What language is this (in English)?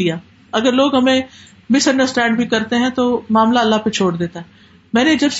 Urdu